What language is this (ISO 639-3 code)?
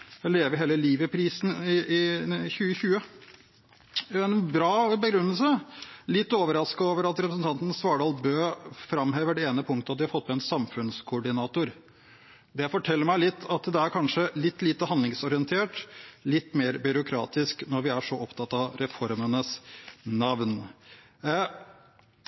nob